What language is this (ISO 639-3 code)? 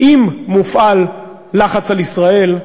heb